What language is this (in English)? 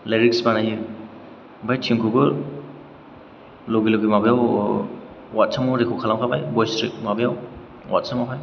Bodo